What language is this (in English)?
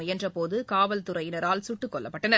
Tamil